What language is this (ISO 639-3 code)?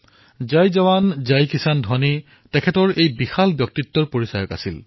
asm